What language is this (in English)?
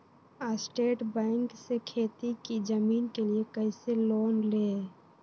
Magahi